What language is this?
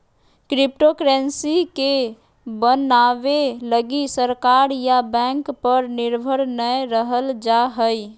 Magahi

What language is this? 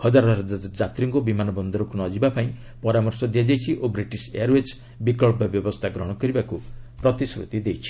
Odia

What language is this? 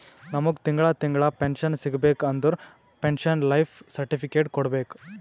Kannada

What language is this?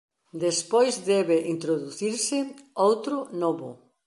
Galician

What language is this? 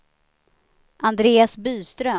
Swedish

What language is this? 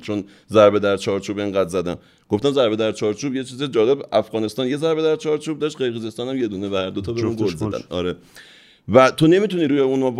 Persian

